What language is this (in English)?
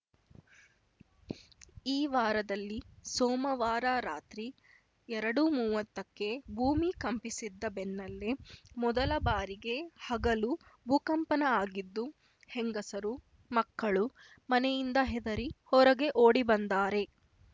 Kannada